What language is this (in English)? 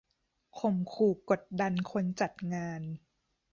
Thai